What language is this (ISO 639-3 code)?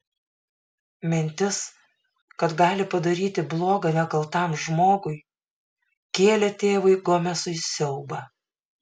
lit